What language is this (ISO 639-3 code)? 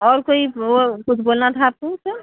urd